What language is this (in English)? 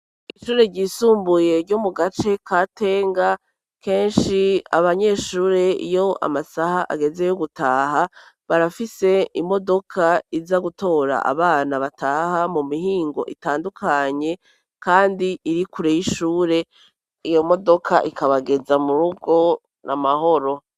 Rundi